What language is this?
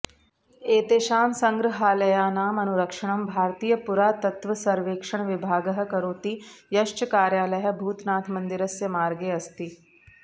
Sanskrit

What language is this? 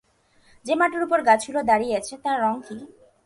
Bangla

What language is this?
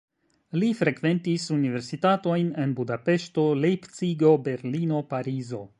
Esperanto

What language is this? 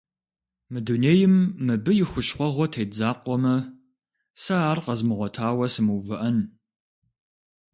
Kabardian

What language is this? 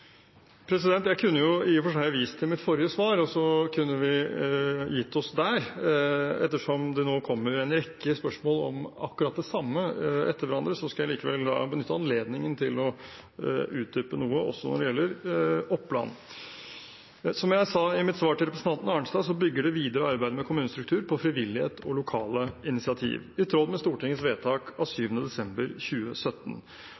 Norwegian Bokmål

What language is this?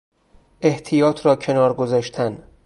Persian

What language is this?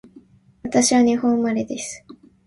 Japanese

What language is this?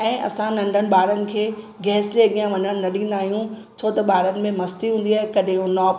Sindhi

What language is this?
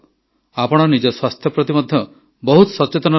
Odia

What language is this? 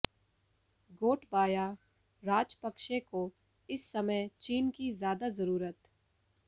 Hindi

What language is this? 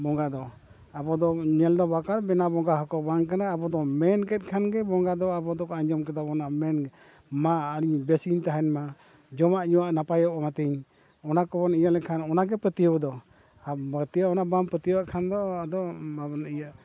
Santali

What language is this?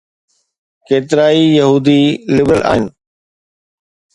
Sindhi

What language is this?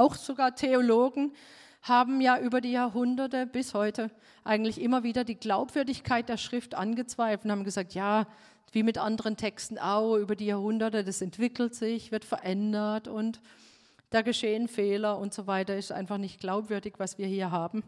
German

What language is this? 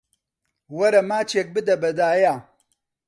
Central Kurdish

